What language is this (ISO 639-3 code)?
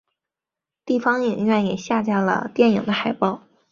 zho